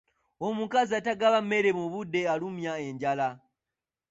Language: Ganda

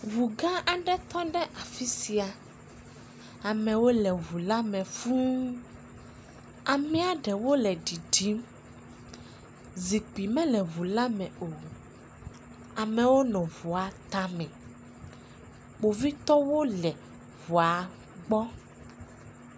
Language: Ewe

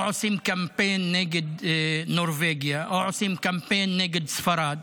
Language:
Hebrew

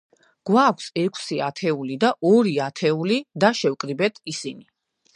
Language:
Georgian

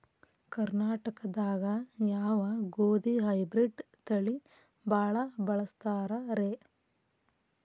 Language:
Kannada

